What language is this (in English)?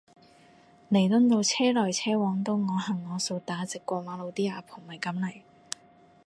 Cantonese